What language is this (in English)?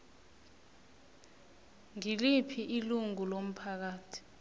South Ndebele